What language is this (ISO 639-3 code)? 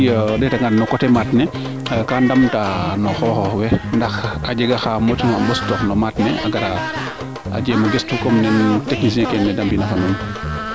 srr